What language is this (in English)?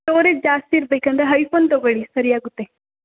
Kannada